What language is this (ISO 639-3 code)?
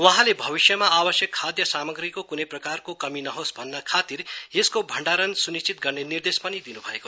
nep